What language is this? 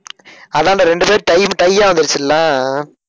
Tamil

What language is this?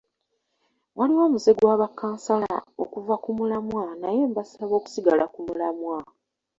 Ganda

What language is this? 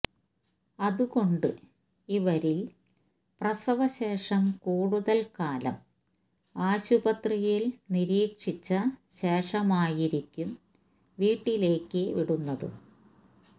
Malayalam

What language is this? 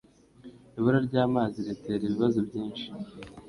Kinyarwanda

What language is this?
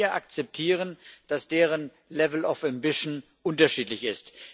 German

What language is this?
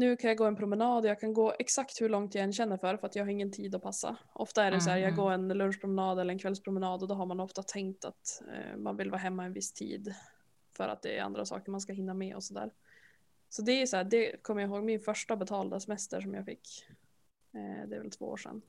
Swedish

